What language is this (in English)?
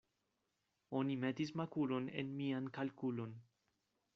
Esperanto